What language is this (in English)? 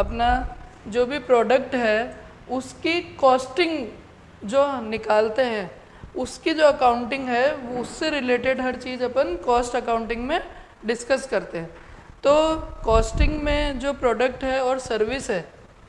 Hindi